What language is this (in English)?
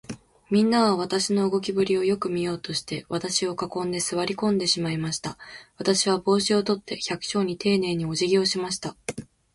Japanese